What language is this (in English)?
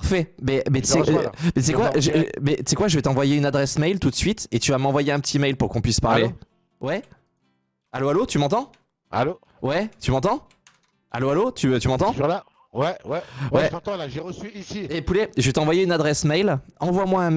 French